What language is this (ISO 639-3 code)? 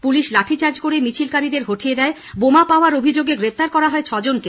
ben